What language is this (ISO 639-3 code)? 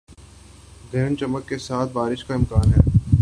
urd